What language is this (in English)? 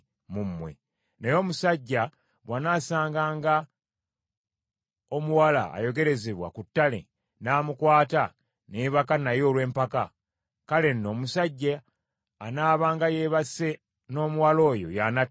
Ganda